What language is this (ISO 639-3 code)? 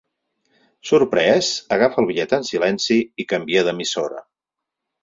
cat